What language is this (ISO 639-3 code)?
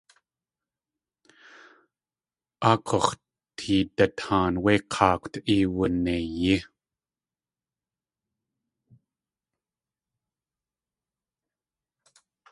tli